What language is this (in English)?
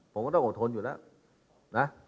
Thai